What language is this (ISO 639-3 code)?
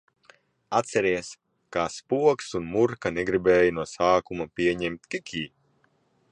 lav